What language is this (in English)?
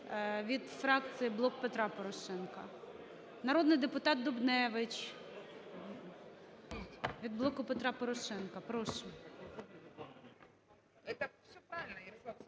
Ukrainian